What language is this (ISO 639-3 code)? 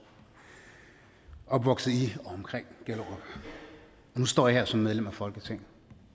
dan